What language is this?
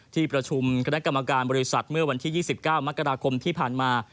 Thai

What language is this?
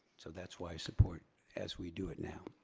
English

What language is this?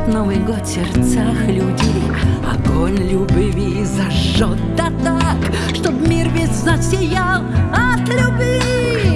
Russian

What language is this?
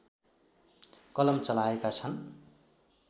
Nepali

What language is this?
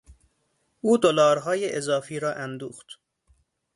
Persian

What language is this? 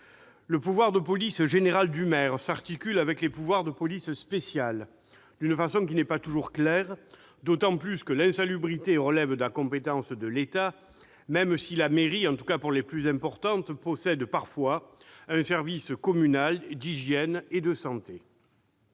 French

